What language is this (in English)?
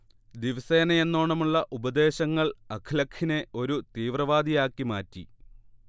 Malayalam